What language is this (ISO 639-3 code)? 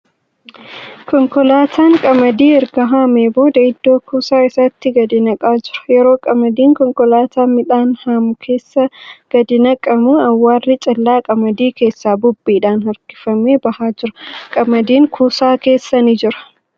orm